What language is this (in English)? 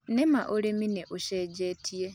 Kikuyu